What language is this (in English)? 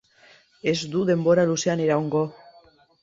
Basque